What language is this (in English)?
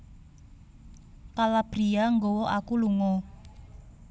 Javanese